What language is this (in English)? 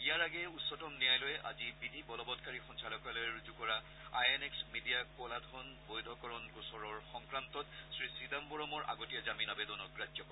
Assamese